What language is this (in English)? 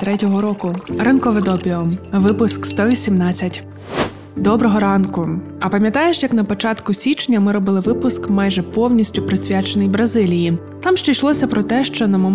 Ukrainian